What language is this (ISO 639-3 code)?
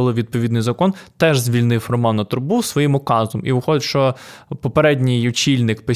ukr